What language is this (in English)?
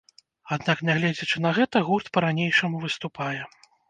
Belarusian